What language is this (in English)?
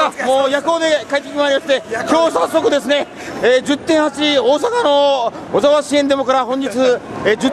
Japanese